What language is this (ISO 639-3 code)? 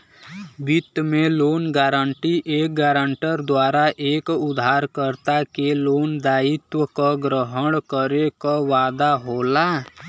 bho